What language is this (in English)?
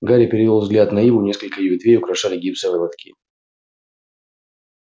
Russian